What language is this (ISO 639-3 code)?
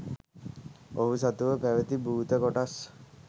sin